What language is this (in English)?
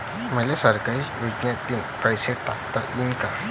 Marathi